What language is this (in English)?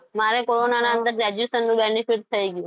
Gujarati